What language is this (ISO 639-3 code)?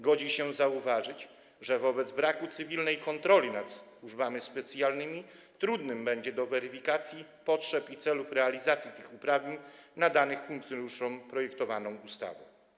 pol